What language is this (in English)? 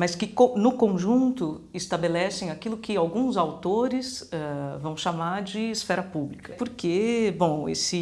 Portuguese